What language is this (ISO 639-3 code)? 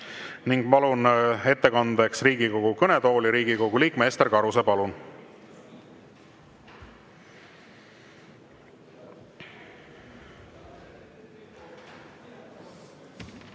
est